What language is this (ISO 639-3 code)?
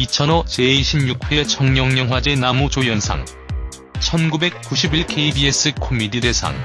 kor